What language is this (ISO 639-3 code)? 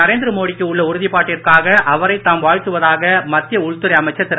tam